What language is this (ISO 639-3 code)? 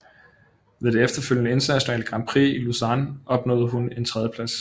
dan